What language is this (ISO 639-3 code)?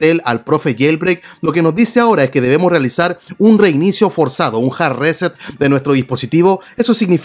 spa